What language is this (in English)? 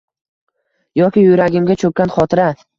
Uzbek